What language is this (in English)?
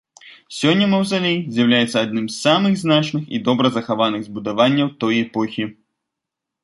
Belarusian